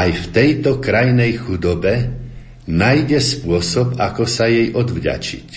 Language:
Slovak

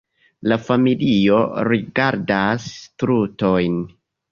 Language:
Esperanto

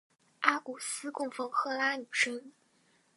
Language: Chinese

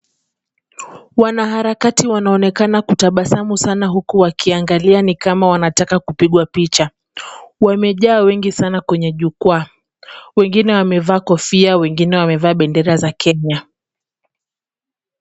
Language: Swahili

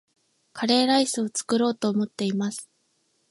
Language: Japanese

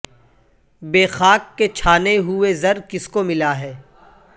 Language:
Urdu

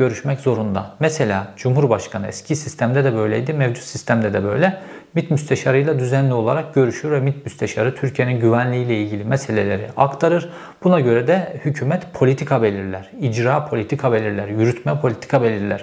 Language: Turkish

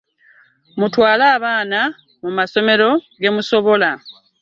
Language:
Ganda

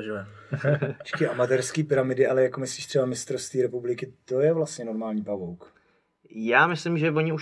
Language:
Czech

